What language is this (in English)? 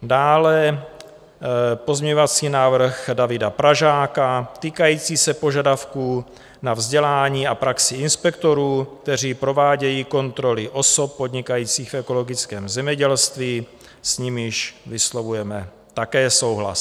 Czech